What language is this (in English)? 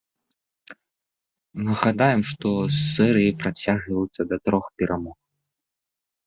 Belarusian